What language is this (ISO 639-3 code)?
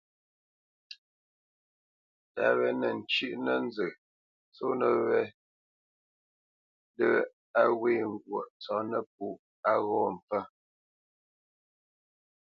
bce